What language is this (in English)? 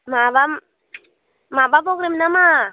Bodo